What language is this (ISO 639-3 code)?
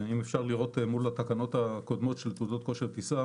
heb